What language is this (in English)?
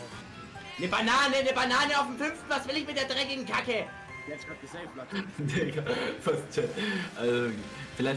German